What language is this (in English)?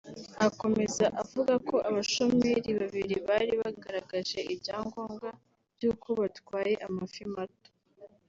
Kinyarwanda